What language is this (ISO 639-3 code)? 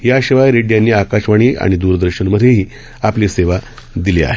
mar